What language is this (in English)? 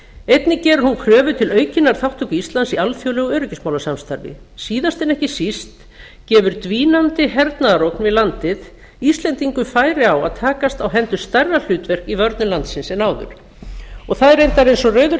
Icelandic